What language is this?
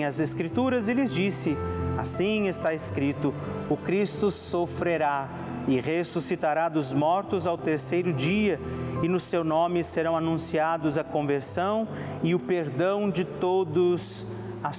Portuguese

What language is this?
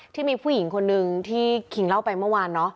Thai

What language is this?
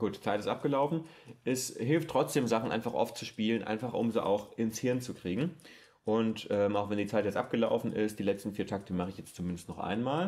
German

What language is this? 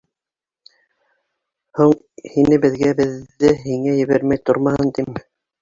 Bashkir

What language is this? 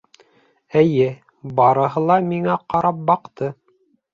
Bashkir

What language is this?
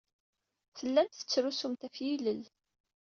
Kabyle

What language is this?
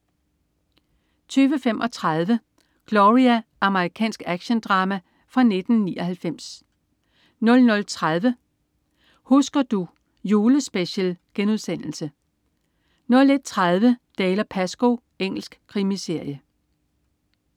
Danish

